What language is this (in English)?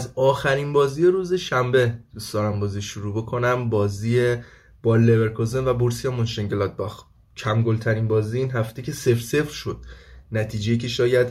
Persian